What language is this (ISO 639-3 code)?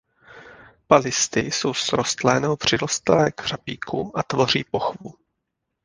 ces